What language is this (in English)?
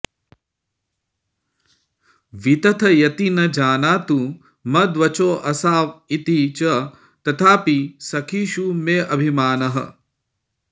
Sanskrit